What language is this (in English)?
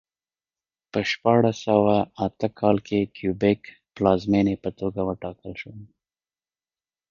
Pashto